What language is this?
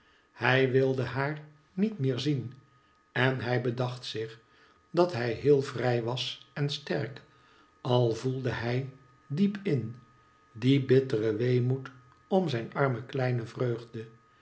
Dutch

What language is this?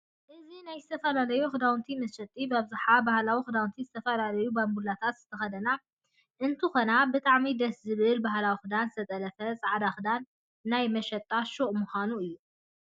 Tigrinya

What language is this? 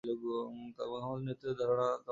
Bangla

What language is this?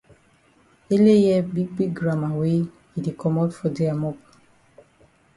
Cameroon Pidgin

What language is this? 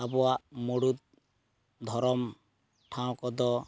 Santali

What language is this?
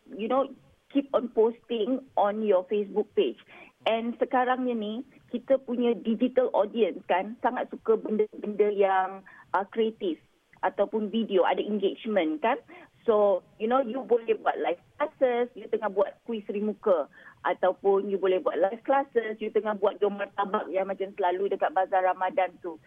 Malay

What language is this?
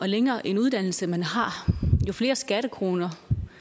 Danish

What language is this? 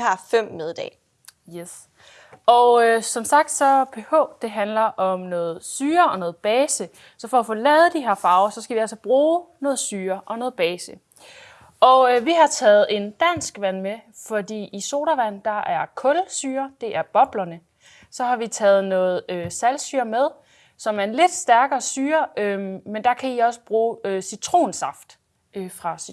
Danish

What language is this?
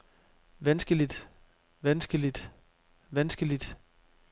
Danish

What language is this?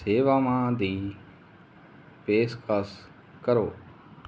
Punjabi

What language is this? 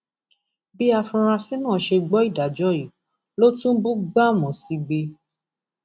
Yoruba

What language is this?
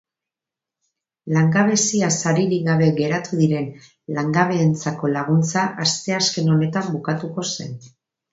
Basque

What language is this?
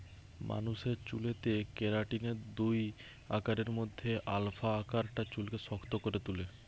Bangla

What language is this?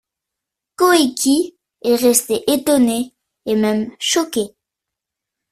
French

